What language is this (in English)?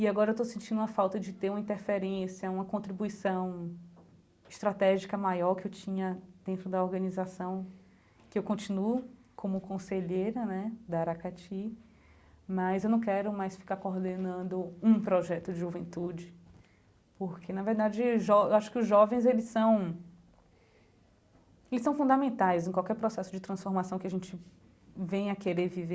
Portuguese